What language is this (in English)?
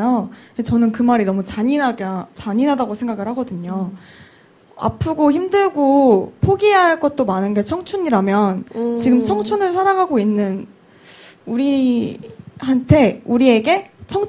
Korean